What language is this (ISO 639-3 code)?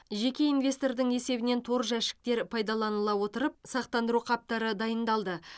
kaz